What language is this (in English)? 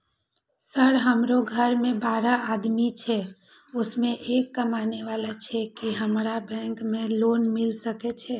Maithili